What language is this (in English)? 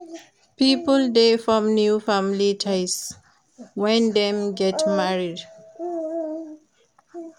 Nigerian Pidgin